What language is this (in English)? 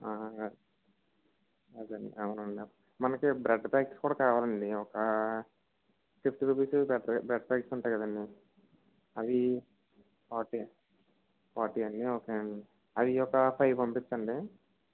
Telugu